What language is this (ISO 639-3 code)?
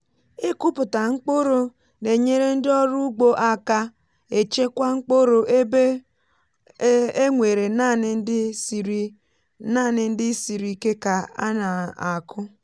ibo